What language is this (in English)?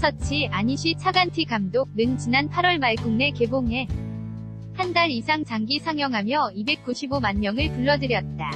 Korean